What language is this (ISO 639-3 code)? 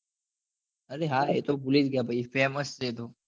guj